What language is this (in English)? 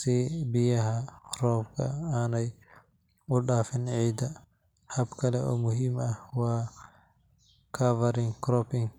Somali